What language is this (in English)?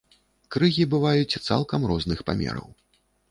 Belarusian